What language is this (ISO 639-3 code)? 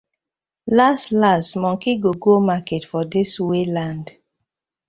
pcm